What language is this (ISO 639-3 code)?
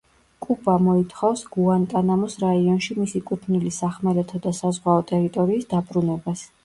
kat